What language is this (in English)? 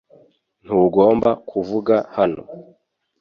Kinyarwanda